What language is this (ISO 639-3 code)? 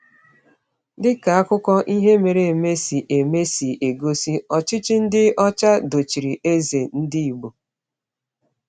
ibo